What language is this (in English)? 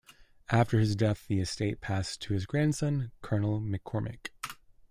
English